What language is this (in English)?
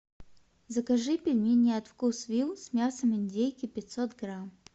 Russian